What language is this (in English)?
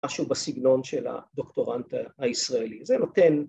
Hebrew